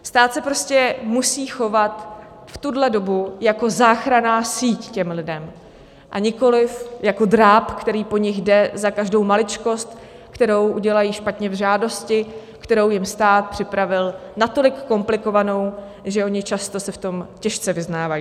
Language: Czech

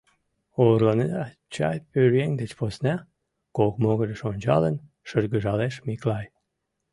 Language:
Mari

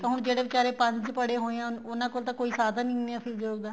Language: Punjabi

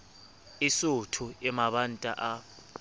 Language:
Southern Sotho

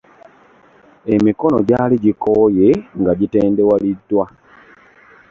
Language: Ganda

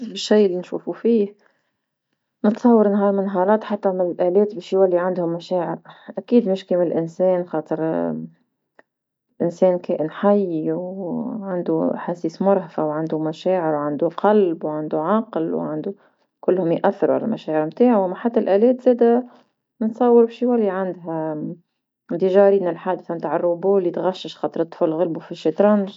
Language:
Tunisian Arabic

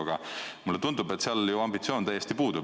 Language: Estonian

